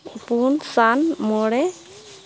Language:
Santali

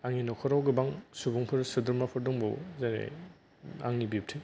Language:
Bodo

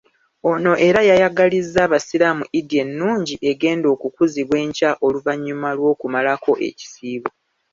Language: Ganda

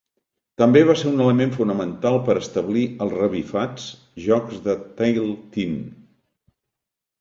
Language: Catalan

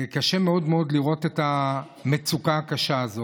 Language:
Hebrew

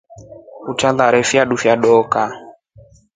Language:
Rombo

